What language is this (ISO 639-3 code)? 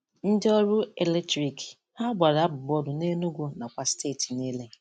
ibo